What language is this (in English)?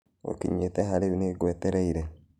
Kikuyu